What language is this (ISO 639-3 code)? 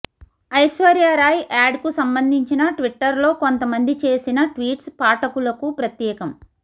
tel